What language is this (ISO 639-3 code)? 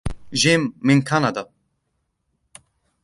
ara